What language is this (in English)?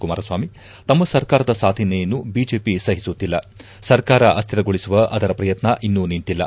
Kannada